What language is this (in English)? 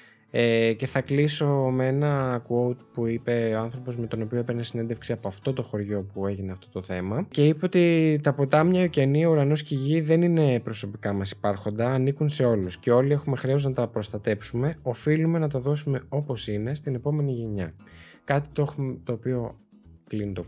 Greek